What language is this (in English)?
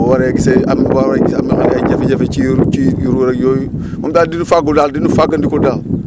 Wolof